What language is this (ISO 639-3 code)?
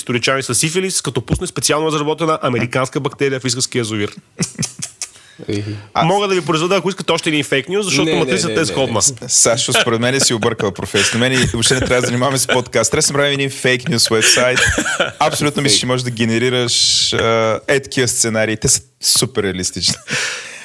bul